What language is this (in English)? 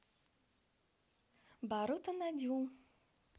Russian